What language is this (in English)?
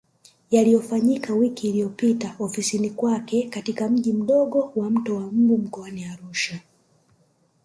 Swahili